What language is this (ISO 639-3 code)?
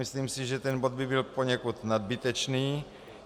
ces